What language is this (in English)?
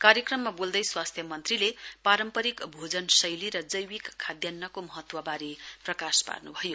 Nepali